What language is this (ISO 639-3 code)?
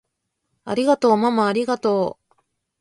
jpn